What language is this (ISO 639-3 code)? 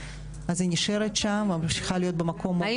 heb